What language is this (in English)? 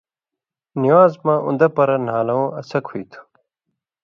Indus Kohistani